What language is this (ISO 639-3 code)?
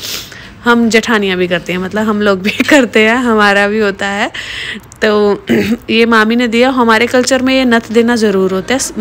hin